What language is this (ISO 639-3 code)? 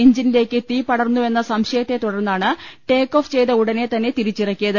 mal